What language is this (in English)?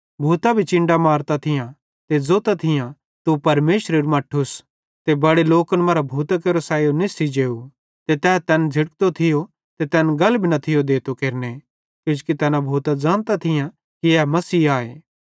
Bhadrawahi